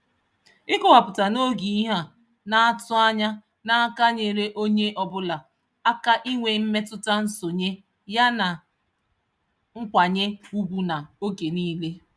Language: Igbo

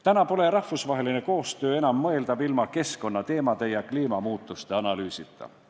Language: Estonian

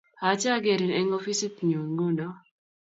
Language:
Kalenjin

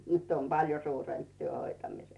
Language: Finnish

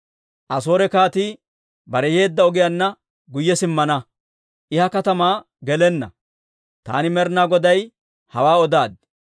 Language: Dawro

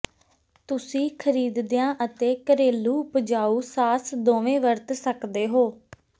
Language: Punjabi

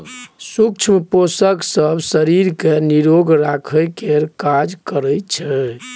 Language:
Maithili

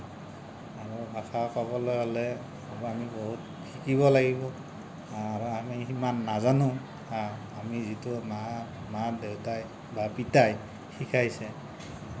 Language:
Assamese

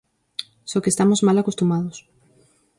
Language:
Galician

